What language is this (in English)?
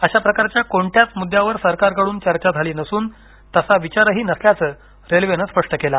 Marathi